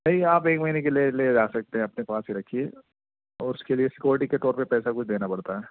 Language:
Urdu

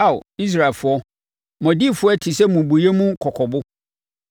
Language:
Akan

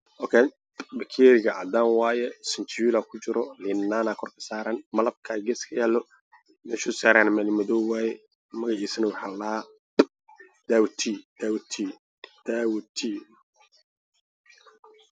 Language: Somali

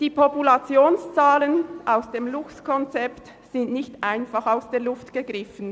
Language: Swiss German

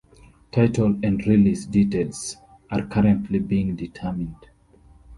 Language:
English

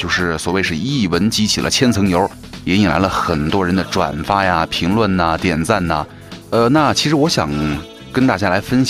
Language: Chinese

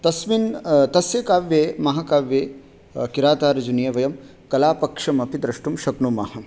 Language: Sanskrit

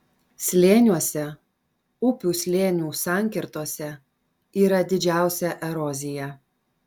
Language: Lithuanian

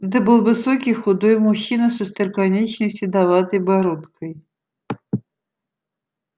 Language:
Russian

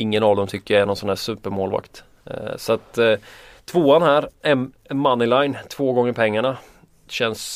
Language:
Swedish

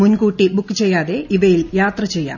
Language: Malayalam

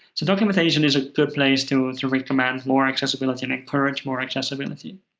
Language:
English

